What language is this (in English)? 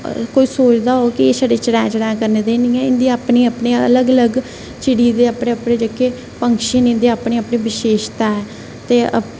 Dogri